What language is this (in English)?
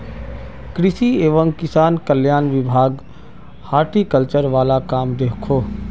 Magahi